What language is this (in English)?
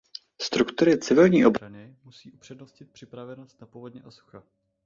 Czech